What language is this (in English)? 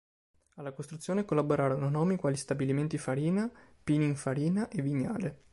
Italian